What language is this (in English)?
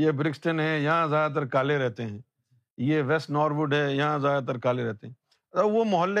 Urdu